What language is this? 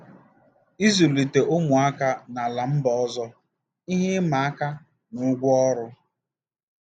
Igbo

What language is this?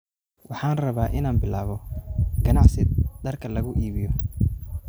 Somali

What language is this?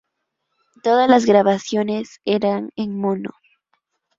Spanish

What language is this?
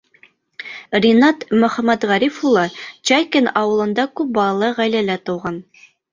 Bashkir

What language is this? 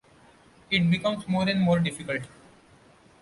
English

